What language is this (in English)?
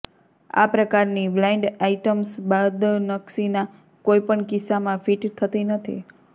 Gujarati